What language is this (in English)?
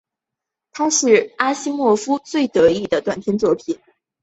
Chinese